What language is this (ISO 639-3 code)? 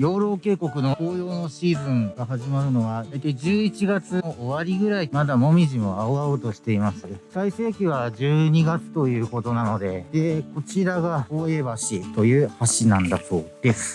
jpn